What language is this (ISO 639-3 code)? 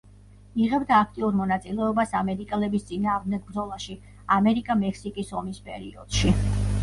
kat